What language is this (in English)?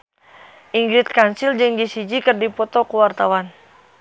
Sundanese